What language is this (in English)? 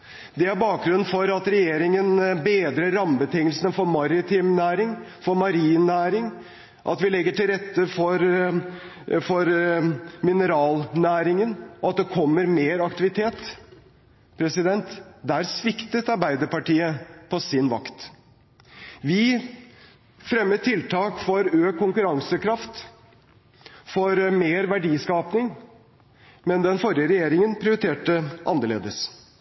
Norwegian Bokmål